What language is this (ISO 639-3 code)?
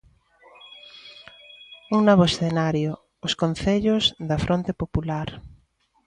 glg